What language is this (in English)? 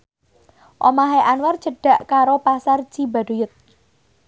Javanese